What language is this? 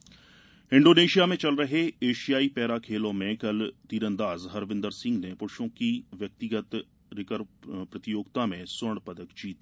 Hindi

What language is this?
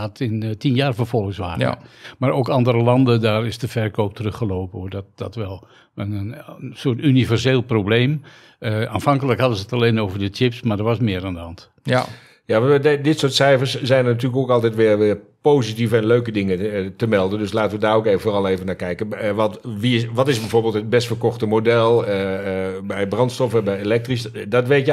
Dutch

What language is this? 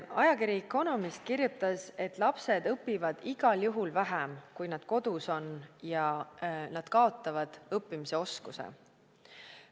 Estonian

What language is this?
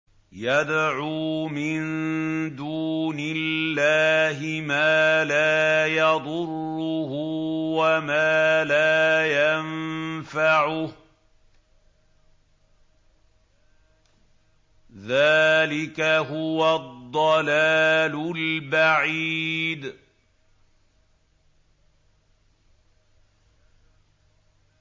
Arabic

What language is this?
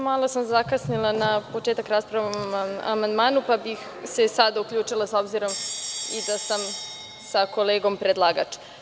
Serbian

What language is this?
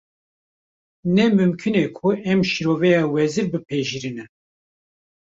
Kurdish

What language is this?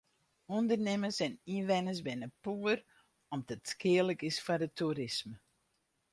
Western Frisian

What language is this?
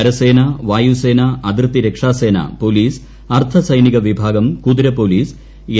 Malayalam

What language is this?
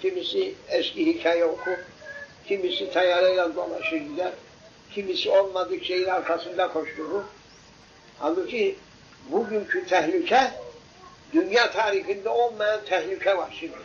Turkish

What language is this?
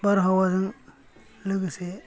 Bodo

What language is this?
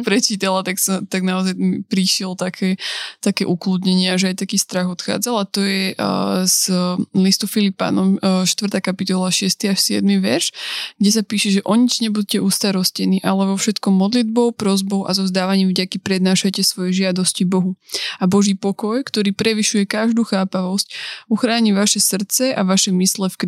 Slovak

